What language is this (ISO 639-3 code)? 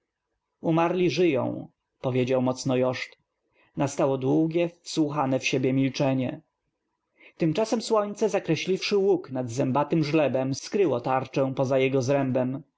pol